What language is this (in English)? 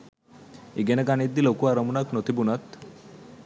Sinhala